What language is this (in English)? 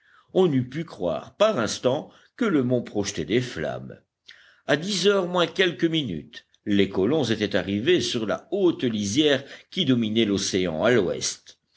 French